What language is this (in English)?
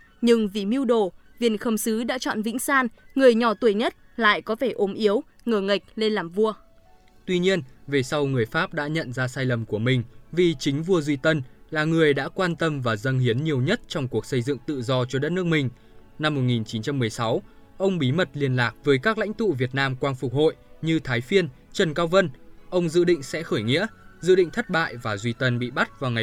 Vietnamese